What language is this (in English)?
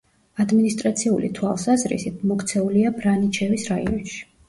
Georgian